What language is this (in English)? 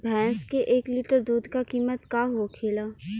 Bhojpuri